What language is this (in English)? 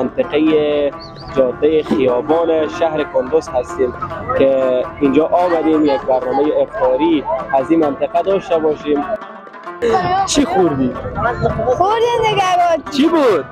Persian